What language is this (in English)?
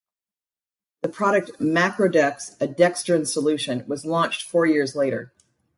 English